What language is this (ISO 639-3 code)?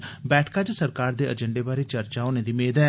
doi